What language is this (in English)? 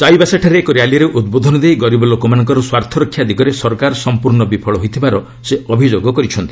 Odia